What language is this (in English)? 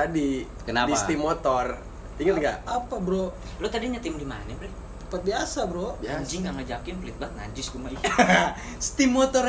Indonesian